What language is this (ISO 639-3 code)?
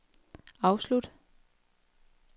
dan